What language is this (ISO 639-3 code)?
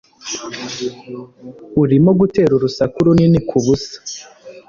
kin